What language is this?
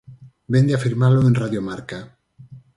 Galician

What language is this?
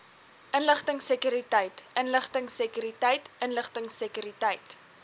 Afrikaans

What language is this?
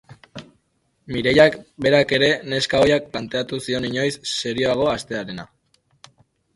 Basque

